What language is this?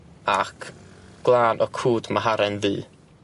Welsh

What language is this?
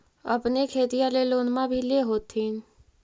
Magahi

